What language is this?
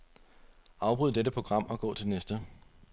Danish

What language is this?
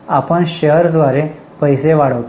Marathi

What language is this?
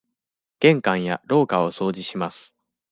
Japanese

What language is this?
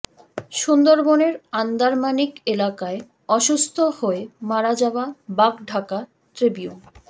Bangla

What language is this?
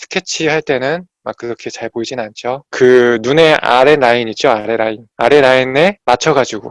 Korean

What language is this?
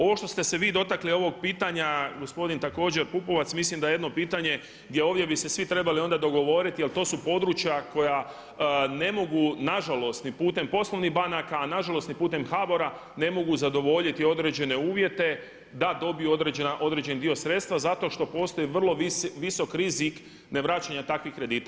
Croatian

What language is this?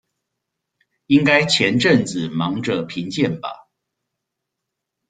Chinese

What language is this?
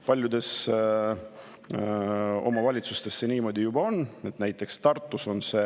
Estonian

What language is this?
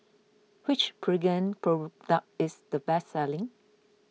English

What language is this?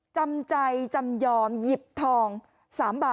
Thai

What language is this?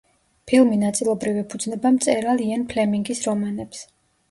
Georgian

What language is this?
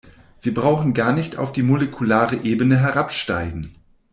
German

